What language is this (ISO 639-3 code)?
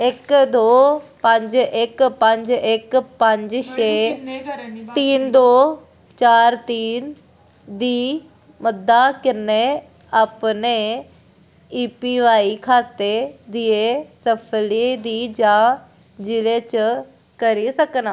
doi